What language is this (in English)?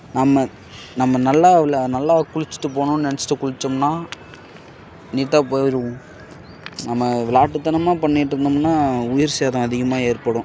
Tamil